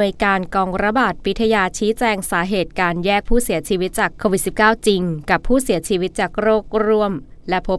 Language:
Thai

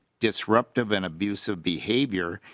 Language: English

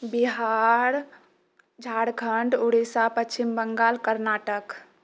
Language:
Maithili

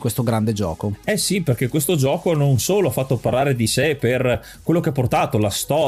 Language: Italian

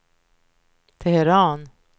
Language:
Swedish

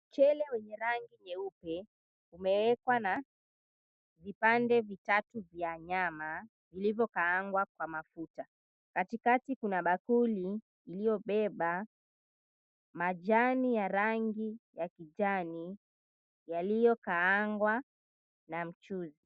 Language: Swahili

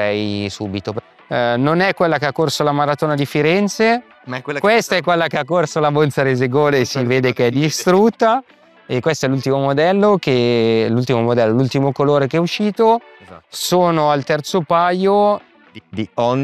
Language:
Italian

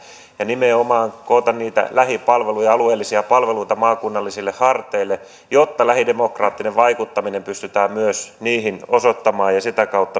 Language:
Finnish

